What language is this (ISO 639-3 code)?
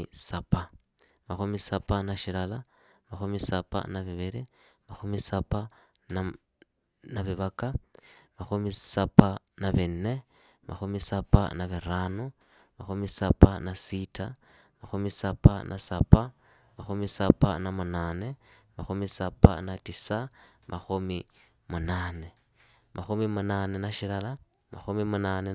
ida